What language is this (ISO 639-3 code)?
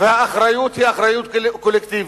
heb